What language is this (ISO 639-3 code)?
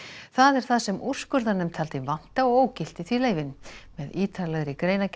isl